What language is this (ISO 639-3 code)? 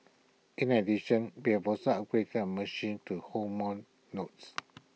eng